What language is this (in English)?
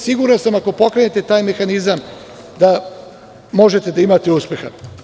Serbian